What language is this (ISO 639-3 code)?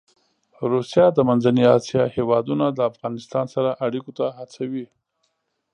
pus